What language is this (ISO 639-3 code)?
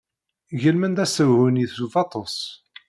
kab